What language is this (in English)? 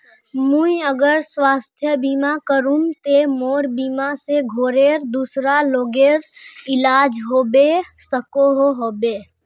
Magahi